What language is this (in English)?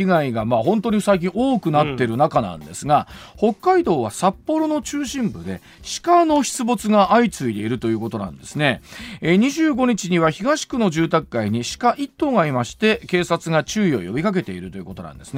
Japanese